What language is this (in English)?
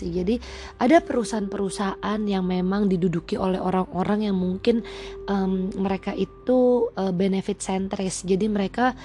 Indonesian